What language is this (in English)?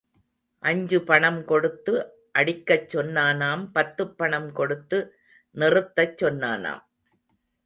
Tamil